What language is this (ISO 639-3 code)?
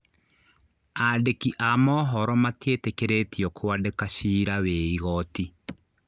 kik